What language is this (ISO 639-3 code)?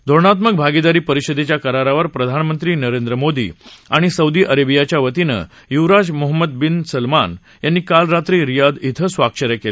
mar